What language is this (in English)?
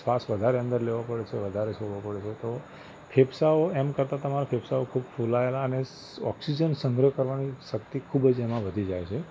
Gujarati